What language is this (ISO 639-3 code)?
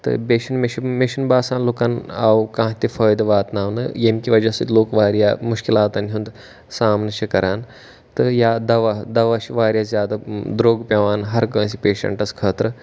kas